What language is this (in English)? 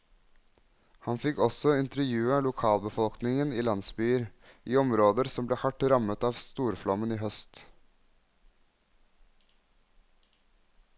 Norwegian